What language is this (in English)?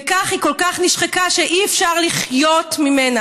Hebrew